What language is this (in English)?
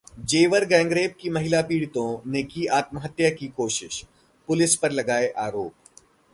Hindi